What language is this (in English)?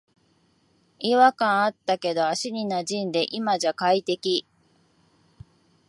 Japanese